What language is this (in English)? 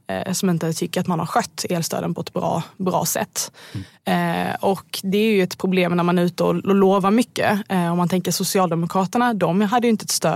Swedish